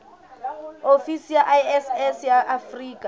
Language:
Southern Sotho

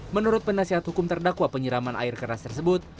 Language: Indonesian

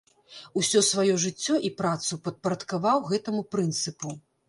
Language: Belarusian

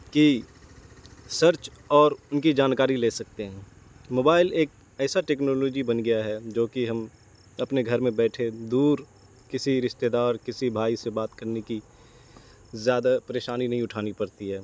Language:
Urdu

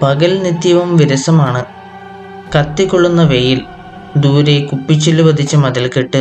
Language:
Malayalam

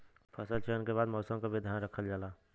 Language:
Bhojpuri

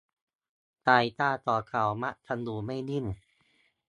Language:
Thai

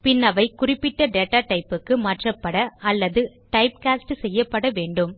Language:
Tamil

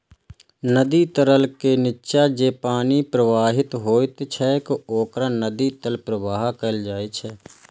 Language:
Maithili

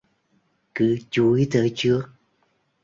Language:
Vietnamese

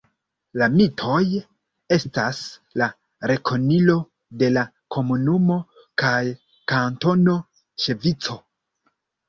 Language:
Esperanto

